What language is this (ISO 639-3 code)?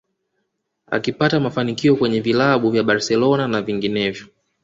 swa